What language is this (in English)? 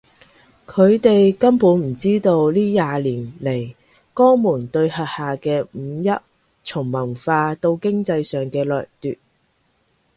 Cantonese